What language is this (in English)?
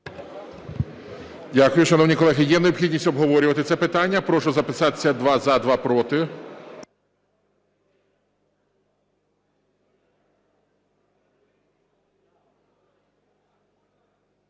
Ukrainian